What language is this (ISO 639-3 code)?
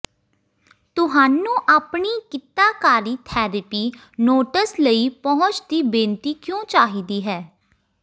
pan